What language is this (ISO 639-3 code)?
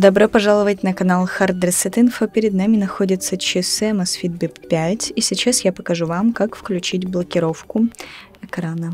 rus